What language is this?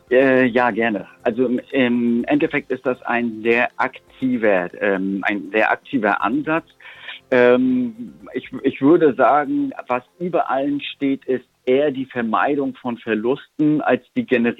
German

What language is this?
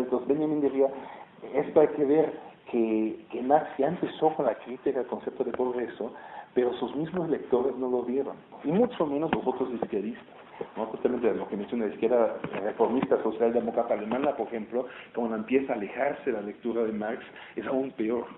Spanish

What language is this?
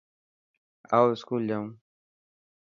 Dhatki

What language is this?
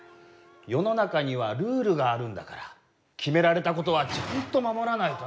Japanese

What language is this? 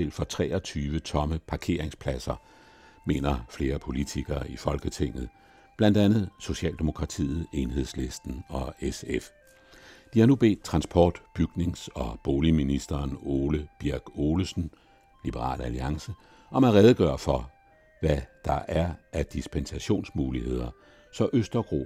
Danish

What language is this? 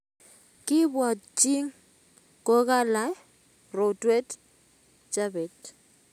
Kalenjin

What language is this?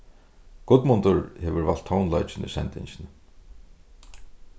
Faroese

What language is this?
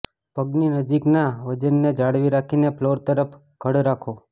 Gujarati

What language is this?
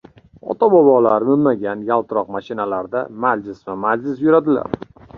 Uzbek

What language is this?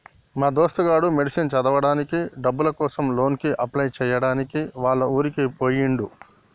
Telugu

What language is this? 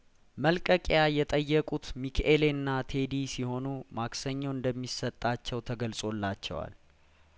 Amharic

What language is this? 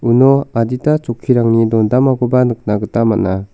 Garo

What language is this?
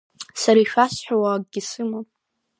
Abkhazian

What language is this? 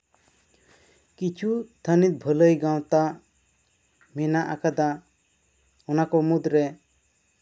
Santali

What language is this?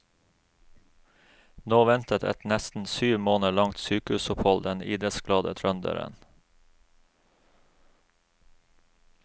Norwegian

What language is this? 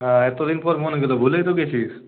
Bangla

